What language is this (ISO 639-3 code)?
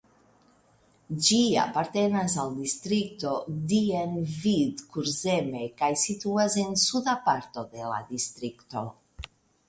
epo